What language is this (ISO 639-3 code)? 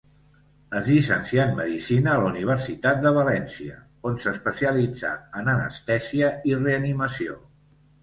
cat